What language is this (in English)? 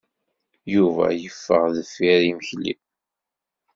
Kabyle